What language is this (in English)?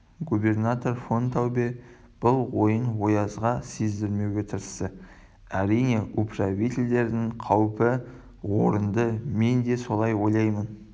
Kazakh